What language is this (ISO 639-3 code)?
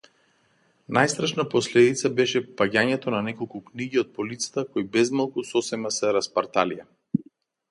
mkd